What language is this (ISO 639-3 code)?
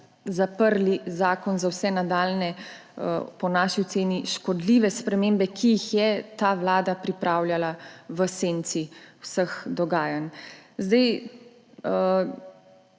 slv